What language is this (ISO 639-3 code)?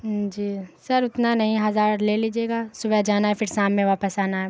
urd